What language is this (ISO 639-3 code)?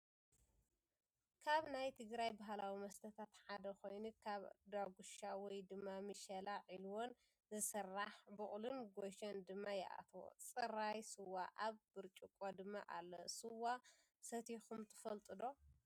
tir